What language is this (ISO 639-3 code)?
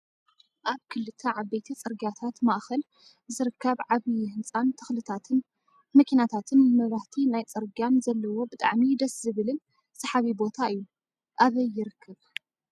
tir